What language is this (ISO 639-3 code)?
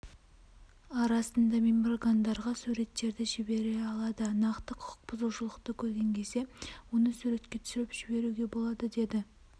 kaz